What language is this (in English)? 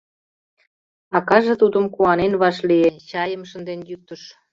Mari